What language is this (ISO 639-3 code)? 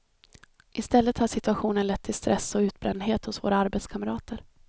swe